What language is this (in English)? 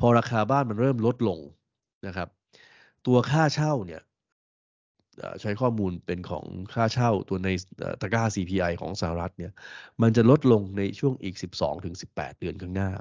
Thai